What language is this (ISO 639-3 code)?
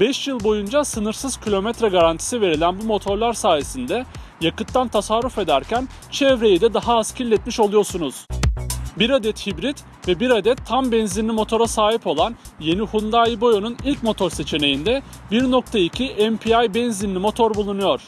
tur